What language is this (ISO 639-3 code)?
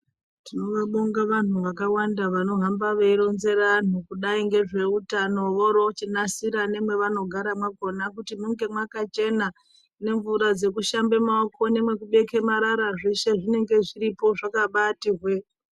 ndc